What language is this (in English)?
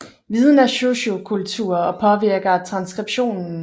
Danish